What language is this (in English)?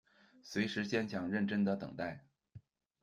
Chinese